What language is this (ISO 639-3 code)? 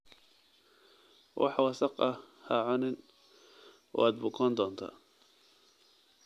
som